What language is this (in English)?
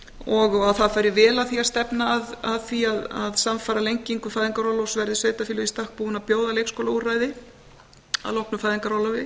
Icelandic